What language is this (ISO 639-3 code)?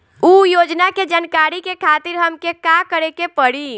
bho